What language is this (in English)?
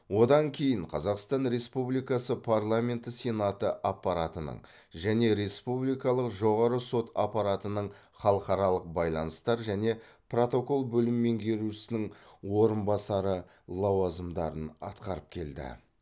Kazakh